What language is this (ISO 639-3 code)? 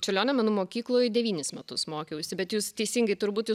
lit